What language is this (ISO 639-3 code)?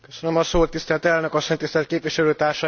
hun